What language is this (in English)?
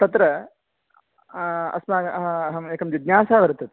Sanskrit